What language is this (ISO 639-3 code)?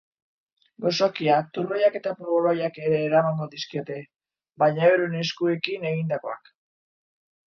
eus